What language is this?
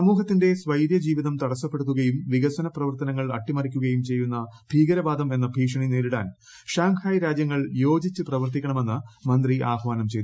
Malayalam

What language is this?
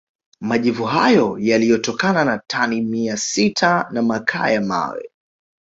Swahili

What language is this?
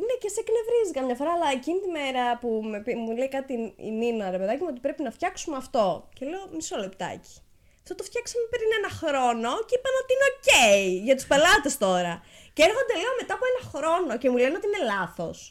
Greek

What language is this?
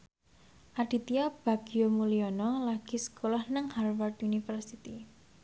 Javanese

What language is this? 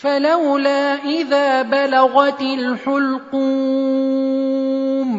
Arabic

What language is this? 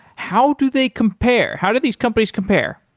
English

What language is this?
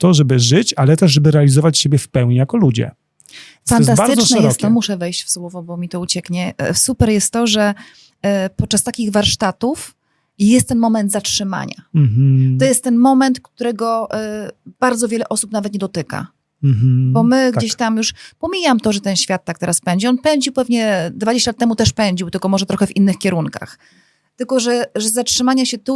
Polish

